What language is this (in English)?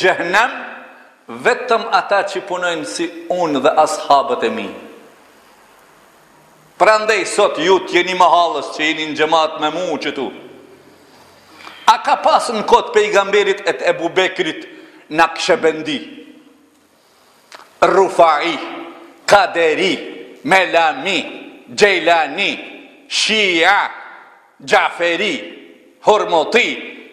Arabic